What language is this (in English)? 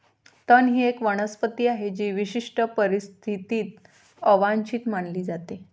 Marathi